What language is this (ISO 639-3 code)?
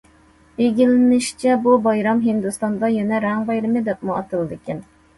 uig